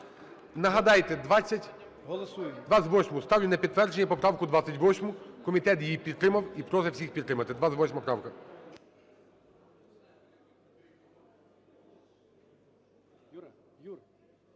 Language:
Ukrainian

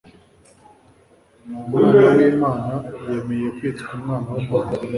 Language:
Kinyarwanda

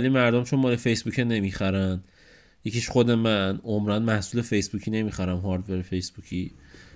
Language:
Persian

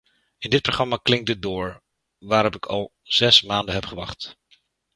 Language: Dutch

